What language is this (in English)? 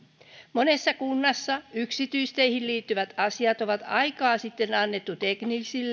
Finnish